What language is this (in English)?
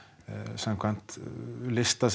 Icelandic